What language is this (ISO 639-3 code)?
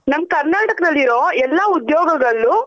kan